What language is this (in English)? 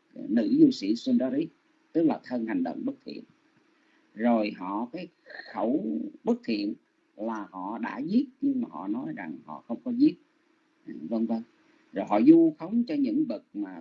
Vietnamese